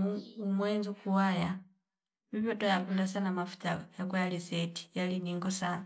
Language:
Fipa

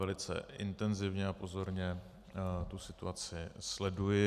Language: Czech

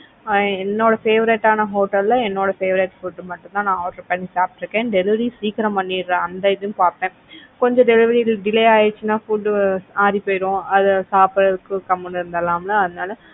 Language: Tamil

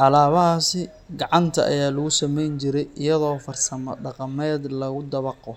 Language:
Somali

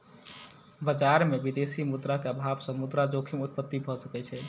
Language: Maithili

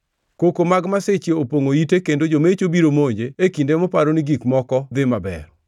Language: Luo (Kenya and Tanzania)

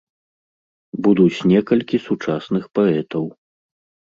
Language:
Belarusian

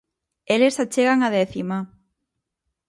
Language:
Galician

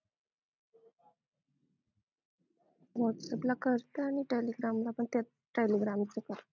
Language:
Marathi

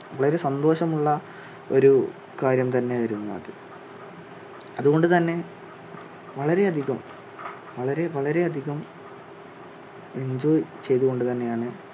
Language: Malayalam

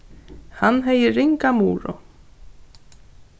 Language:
Faroese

